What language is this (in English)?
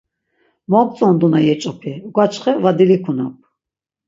Laz